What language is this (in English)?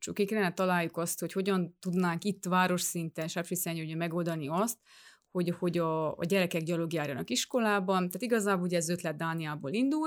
Hungarian